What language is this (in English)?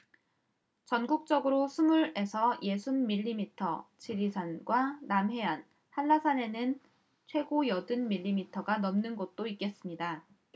Korean